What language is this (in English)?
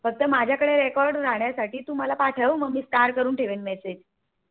Marathi